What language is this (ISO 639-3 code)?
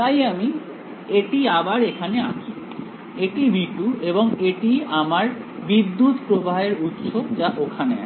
ben